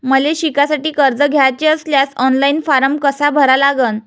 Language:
Marathi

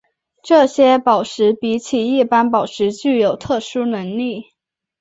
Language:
Chinese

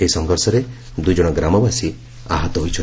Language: Odia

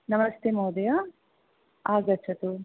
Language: Sanskrit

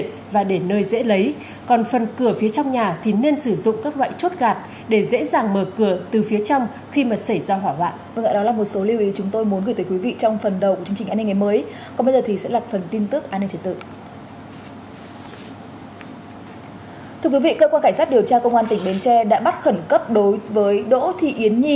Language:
Vietnamese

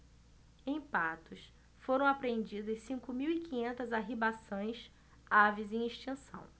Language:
Portuguese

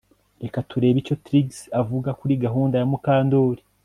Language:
Kinyarwanda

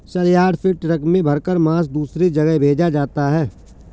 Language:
Hindi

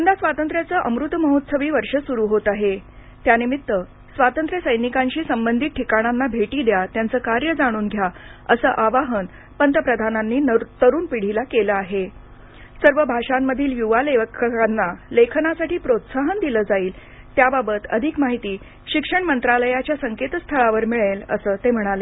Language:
Marathi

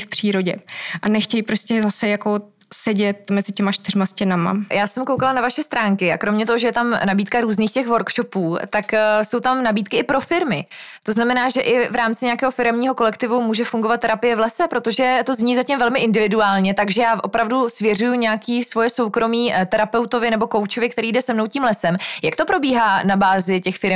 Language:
Czech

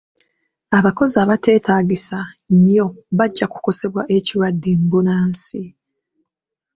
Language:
Ganda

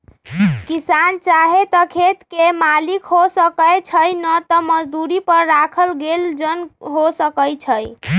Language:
Magahi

